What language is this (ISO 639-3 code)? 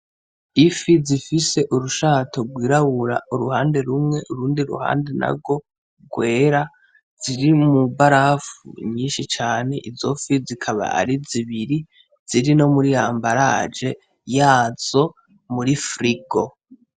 run